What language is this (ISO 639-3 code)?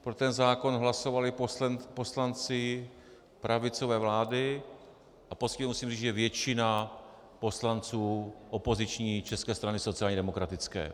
ces